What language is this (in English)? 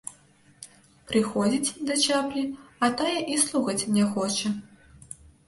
Belarusian